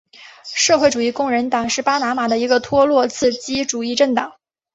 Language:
Chinese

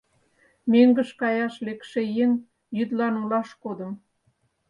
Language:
Mari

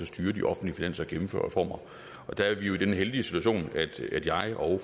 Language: Danish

